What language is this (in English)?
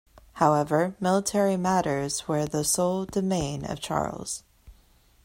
English